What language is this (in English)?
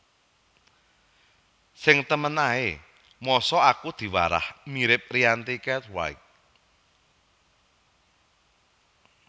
Javanese